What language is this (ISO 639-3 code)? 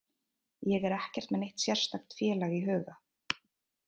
isl